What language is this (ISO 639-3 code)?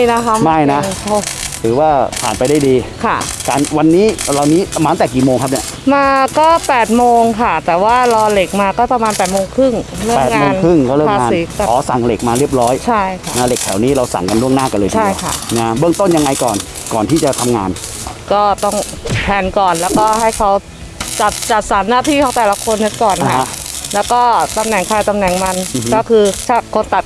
tha